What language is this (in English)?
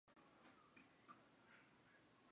Chinese